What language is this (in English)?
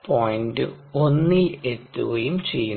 Malayalam